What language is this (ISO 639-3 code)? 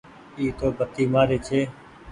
gig